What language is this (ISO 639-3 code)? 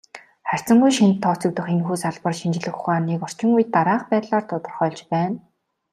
mon